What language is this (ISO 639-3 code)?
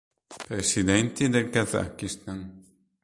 ita